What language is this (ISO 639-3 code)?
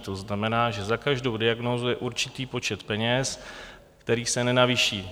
ces